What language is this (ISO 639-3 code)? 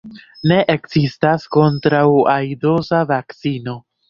epo